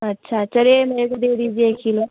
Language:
Hindi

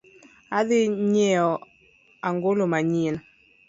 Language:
Luo (Kenya and Tanzania)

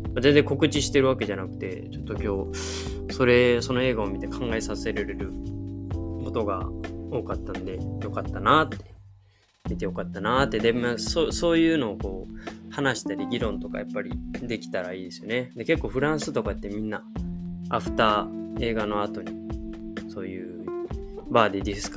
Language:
Japanese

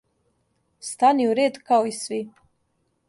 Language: Serbian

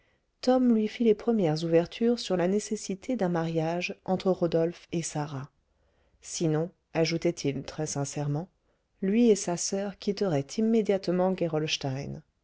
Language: French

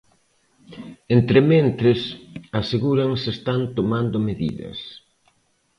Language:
Galician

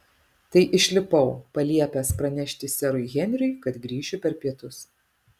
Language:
Lithuanian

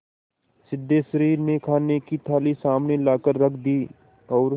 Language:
Hindi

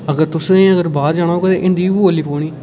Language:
Dogri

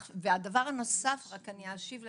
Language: Hebrew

